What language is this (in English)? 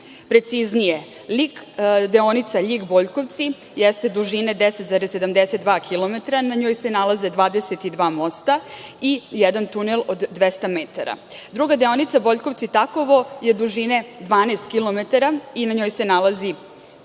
Serbian